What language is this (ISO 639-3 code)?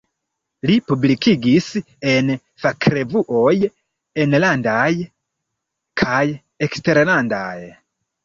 epo